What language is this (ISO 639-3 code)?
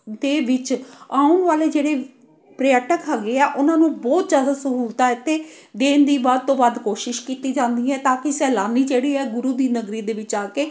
pan